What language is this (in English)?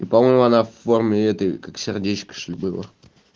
Russian